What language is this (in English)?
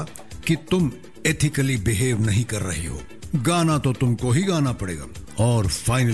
Hindi